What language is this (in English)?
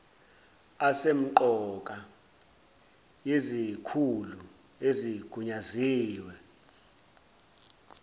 Zulu